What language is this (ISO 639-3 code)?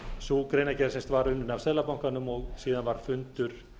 isl